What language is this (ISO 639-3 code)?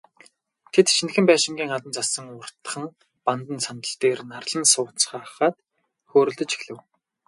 mon